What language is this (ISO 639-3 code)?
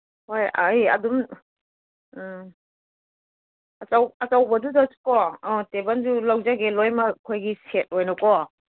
mni